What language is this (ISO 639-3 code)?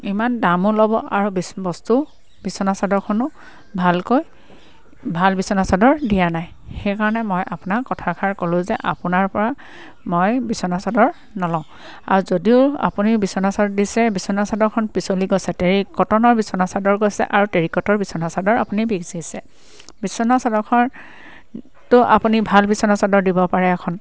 asm